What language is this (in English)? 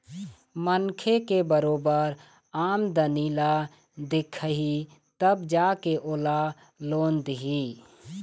Chhattisgarhi